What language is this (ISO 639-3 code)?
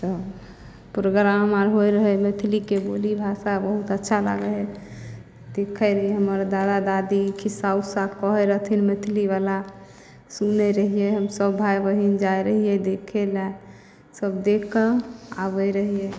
mai